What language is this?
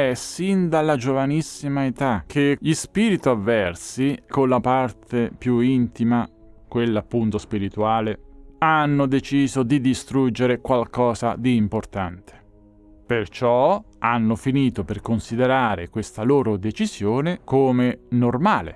Italian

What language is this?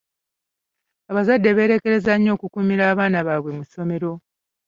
Ganda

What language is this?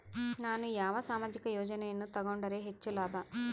Kannada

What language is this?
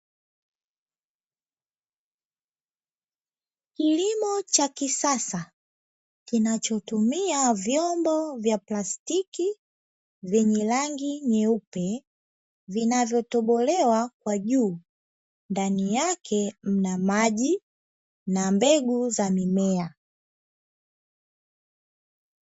Swahili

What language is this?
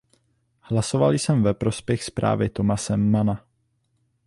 Czech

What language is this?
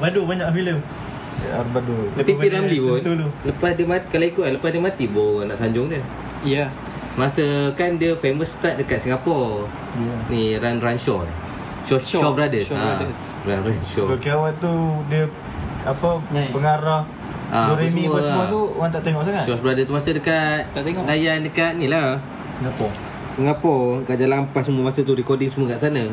Malay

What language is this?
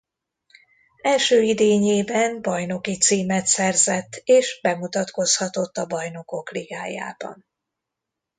Hungarian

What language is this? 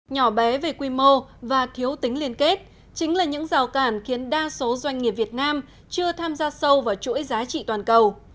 Vietnamese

